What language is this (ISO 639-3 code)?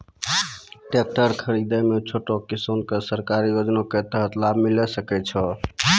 mai